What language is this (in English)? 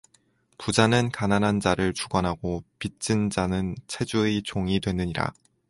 Korean